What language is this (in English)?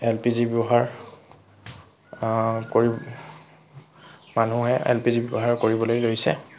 Assamese